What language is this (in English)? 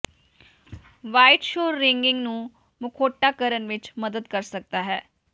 Punjabi